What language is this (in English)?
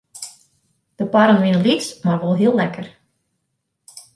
Western Frisian